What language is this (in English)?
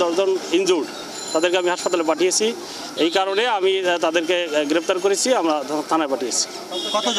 Korean